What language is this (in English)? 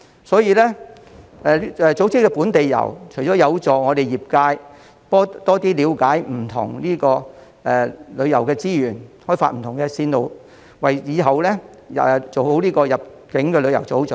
Cantonese